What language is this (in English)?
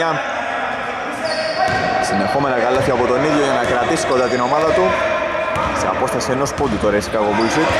Greek